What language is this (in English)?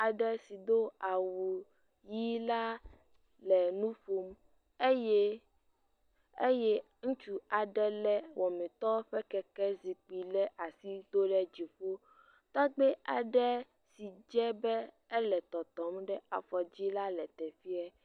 Ewe